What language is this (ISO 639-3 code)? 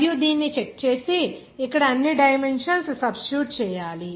tel